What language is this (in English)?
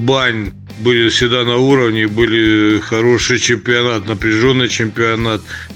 Russian